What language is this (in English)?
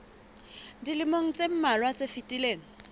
Southern Sotho